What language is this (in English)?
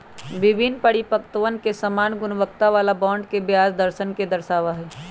Magahi